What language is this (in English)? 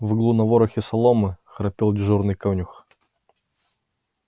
Russian